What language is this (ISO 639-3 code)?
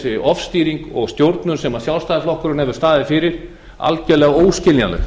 isl